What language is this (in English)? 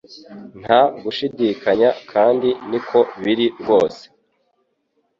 Kinyarwanda